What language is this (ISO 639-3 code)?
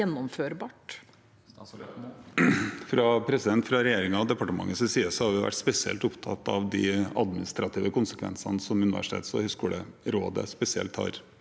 nor